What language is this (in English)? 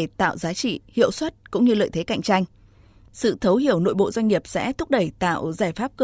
Vietnamese